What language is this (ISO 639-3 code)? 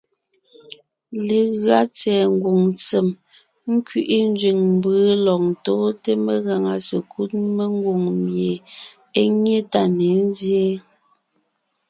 nnh